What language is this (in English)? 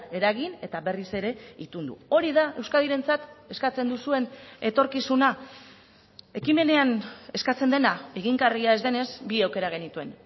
Basque